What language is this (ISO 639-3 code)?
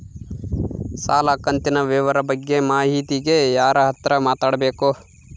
kan